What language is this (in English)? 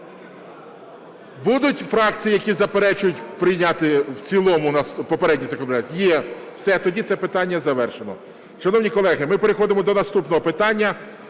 Ukrainian